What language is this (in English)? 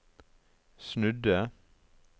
Norwegian